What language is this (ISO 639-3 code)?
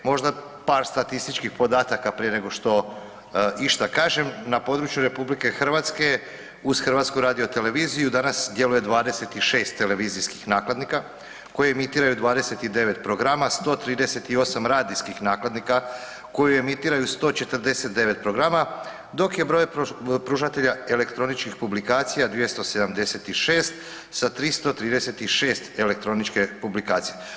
hrv